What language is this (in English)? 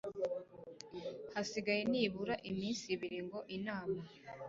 Kinyarwanda